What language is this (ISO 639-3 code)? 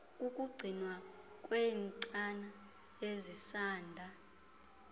xho